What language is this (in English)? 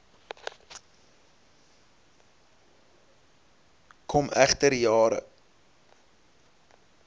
Afrikaans